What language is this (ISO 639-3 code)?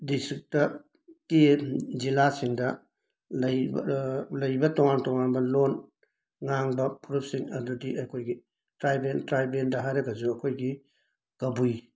mni